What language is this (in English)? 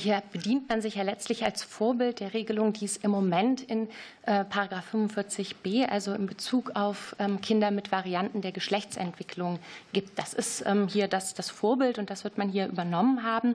German